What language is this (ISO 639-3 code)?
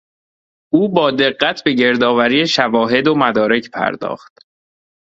fas